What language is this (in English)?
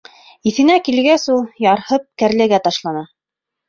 Bashkir